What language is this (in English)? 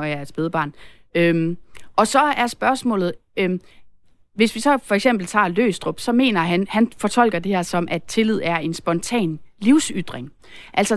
Danish